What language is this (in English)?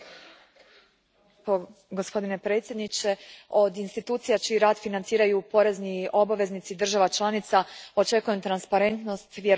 Croatian